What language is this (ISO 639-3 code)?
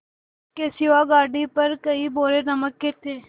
hin